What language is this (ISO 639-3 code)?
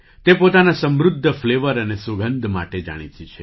guj